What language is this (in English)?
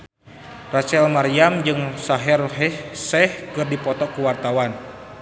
Sundanese